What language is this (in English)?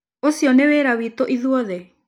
Kikuyu